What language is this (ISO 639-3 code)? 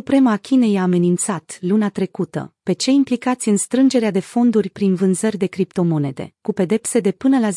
ron